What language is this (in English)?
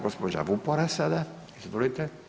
Croatian